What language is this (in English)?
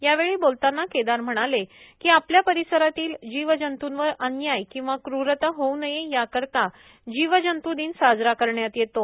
Marathi